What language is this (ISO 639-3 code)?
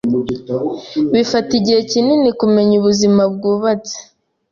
kin